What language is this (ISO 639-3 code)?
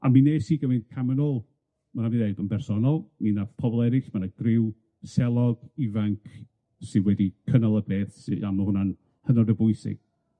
cym